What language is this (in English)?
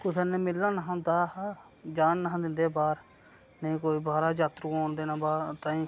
Dogri